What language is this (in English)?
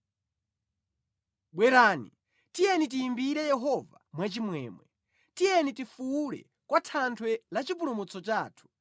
Nyanja